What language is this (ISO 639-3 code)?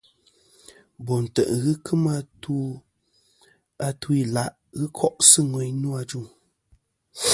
bkm